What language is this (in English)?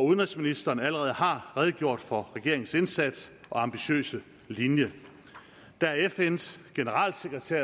Danish